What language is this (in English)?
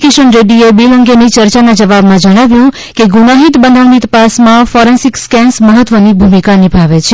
Gujarati